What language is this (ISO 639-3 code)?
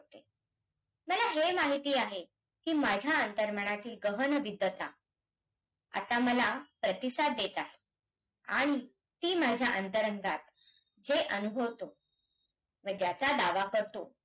mar